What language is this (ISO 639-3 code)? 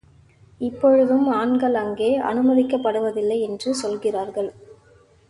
tam